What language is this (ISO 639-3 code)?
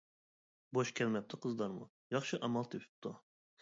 uig